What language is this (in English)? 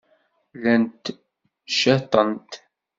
Kabyle